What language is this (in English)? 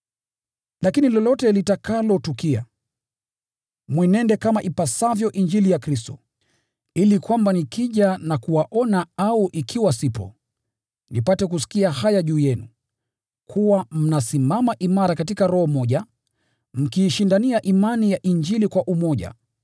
Swahili